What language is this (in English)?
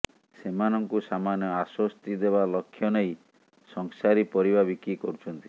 Odia